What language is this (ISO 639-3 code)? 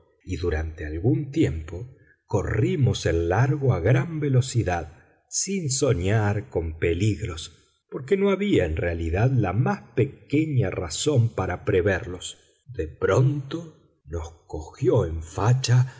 spa